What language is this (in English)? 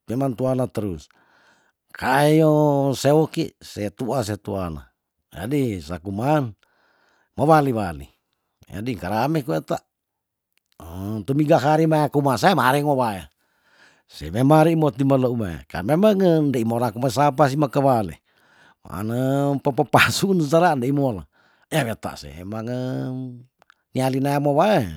Tondano